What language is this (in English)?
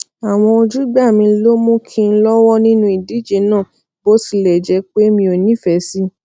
Yoruba